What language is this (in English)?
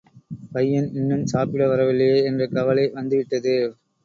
Tamil